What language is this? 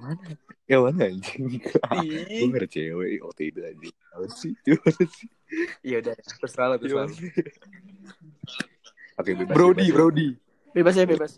Indonesian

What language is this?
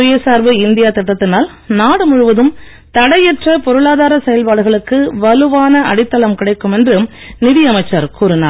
Tamil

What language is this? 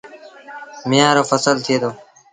Sindhi Bhil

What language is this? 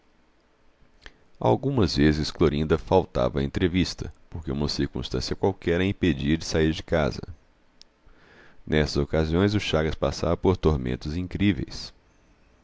Portuguese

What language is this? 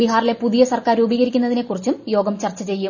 Malayalam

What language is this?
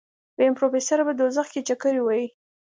Pashto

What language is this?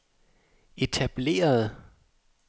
Danish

